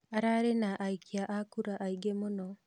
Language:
Kikuyu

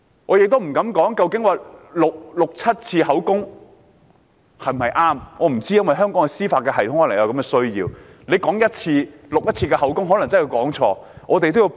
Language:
Cantonese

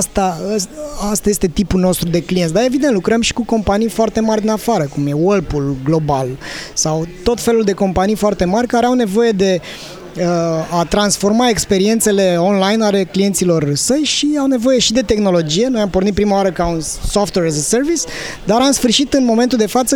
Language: Romanian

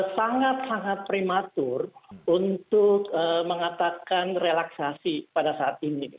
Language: Indonesian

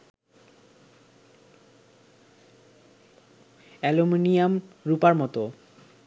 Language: Bangla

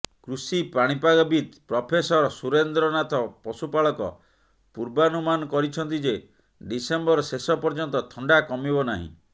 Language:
Odia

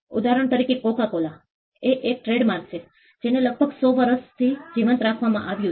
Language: Gujarati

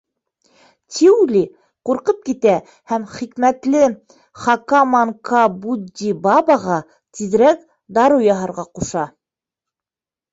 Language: Bashkir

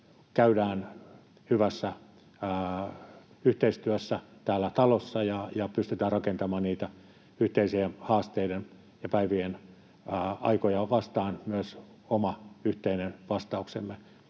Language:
Finnish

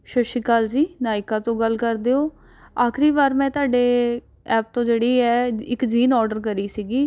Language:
Punjabi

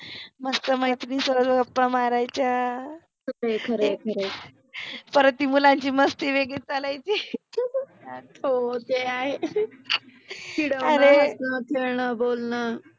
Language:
Marathi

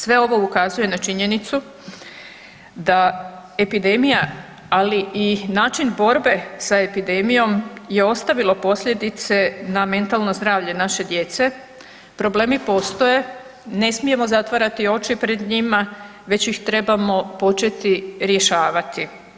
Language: Croatian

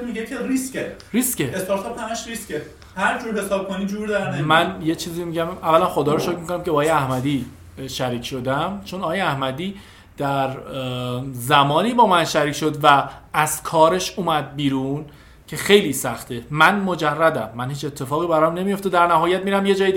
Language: Persian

